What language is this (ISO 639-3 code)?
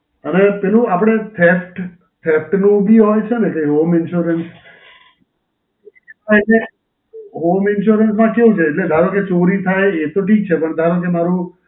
guj